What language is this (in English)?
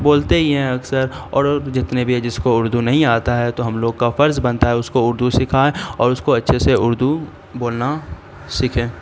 Urdu